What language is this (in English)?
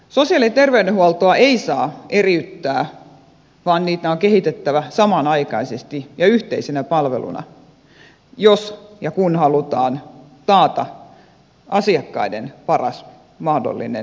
Finnish